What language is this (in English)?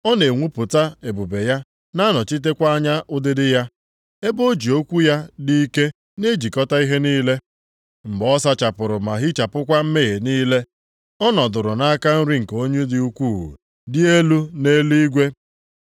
Igbo